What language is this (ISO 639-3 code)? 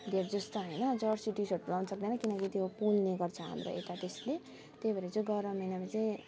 nep